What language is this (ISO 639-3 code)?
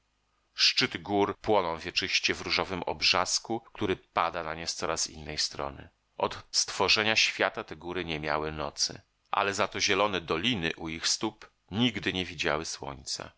pol